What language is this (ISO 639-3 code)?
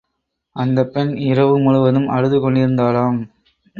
tam